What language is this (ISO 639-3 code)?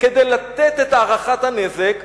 heb